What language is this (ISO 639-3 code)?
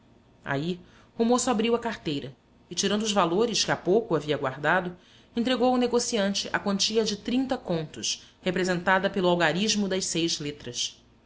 por